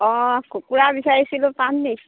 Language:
Assamese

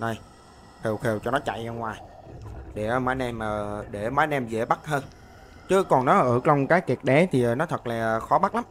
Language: Vietnamese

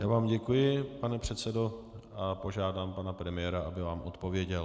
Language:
Czech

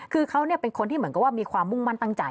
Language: Thai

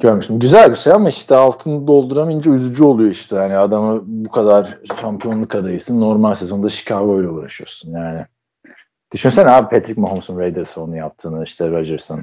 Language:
Turkish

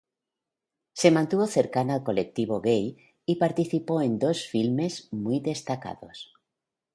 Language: Spanish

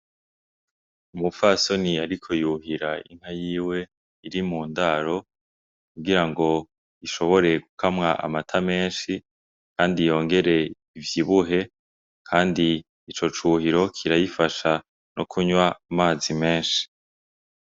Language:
Rundi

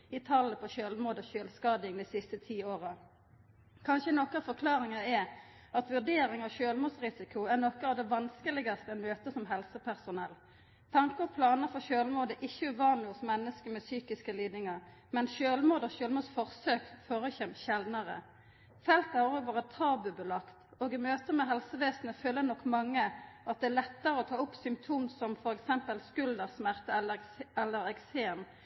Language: Norwegian Nynorsk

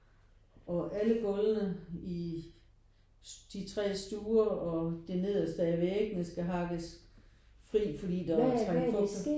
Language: Danish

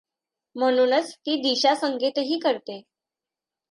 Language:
Marathi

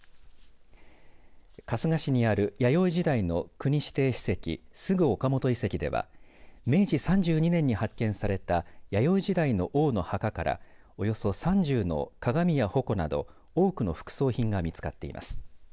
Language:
Japanese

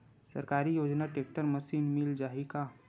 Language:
Chhattisgarhi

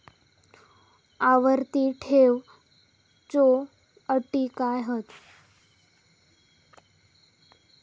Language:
Marathi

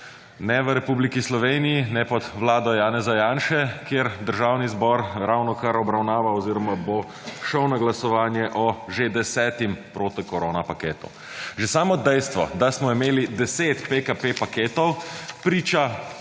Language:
Slovenian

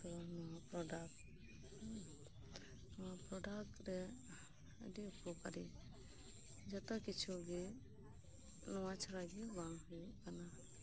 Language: Santali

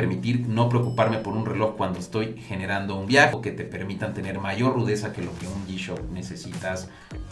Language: Spanish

